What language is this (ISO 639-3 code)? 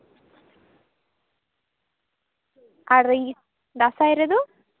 sat